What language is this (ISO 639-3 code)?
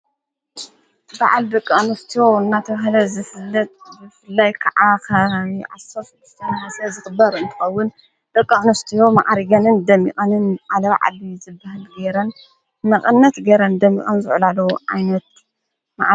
tir